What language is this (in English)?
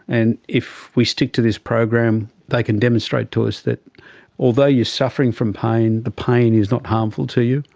English